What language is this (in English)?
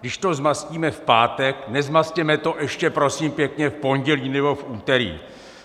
Czech